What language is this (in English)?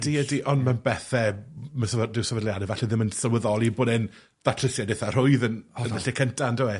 Welsh